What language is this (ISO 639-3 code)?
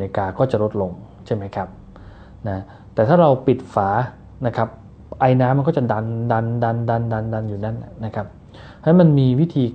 tha